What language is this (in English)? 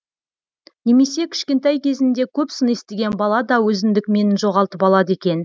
Kazakh